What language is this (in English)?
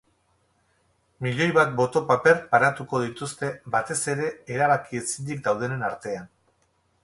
Basque